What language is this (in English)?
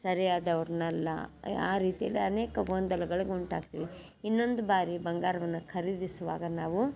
Kannada